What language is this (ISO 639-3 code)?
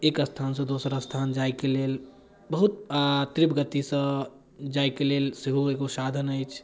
mai